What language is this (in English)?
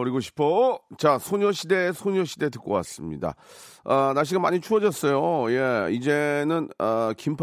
Korean